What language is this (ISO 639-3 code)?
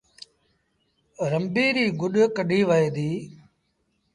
sbn